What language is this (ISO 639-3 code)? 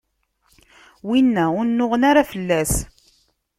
kab